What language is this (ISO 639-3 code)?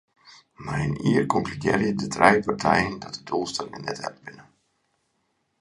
fry